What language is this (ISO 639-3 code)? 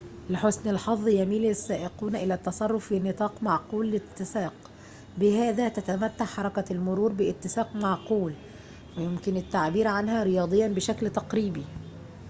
ara